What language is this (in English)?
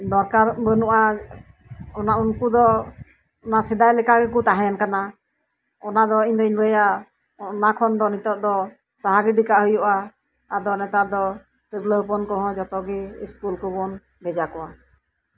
Santali